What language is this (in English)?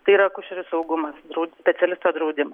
Lithuanian